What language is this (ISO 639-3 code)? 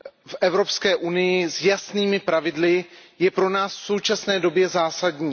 ces